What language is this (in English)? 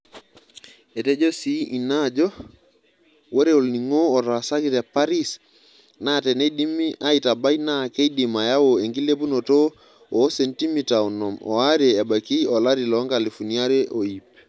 Masai